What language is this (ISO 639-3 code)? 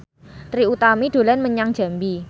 jav